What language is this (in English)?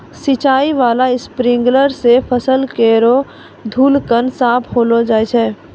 Maithili